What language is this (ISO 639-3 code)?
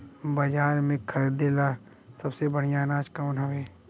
bho